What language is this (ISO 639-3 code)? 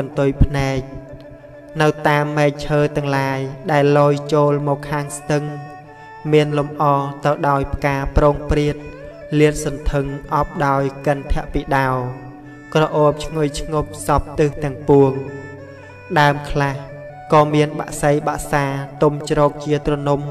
vie